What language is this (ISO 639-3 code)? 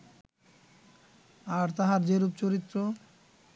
ben